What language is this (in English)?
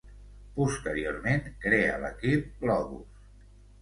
Catalan